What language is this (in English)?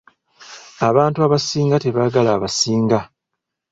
Ganda